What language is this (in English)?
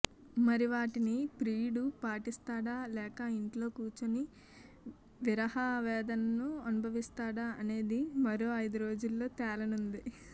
Telugu